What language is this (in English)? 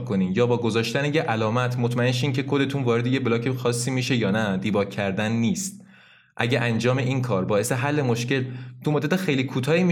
Persian